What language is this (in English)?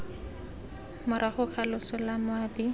Tswana